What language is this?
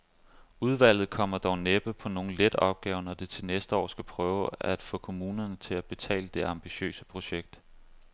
Danish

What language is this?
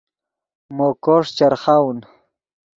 Yidgha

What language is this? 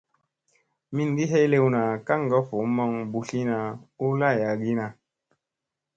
Musey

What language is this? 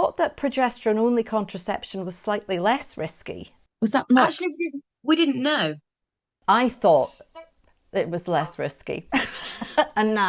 English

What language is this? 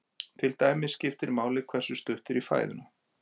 Icelandic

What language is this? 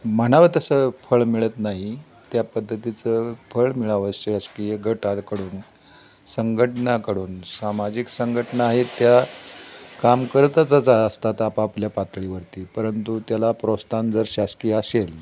Marathi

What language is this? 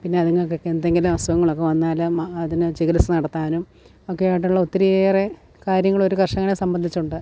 Malayalam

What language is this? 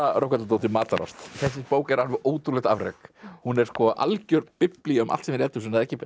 Icelandic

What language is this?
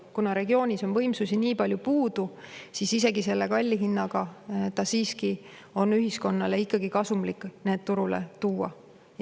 Estonian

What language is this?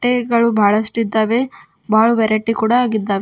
Kannada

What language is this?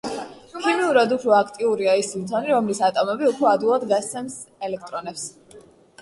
Georgian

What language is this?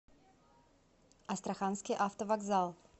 Russian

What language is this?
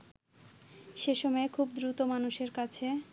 Bangla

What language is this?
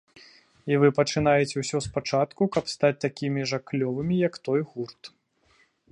Belarusian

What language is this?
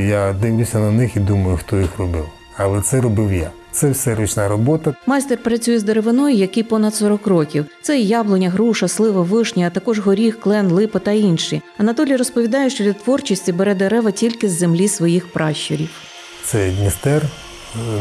Ukrainian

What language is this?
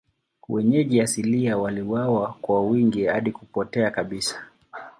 Swahili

